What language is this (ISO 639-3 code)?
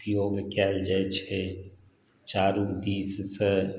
mai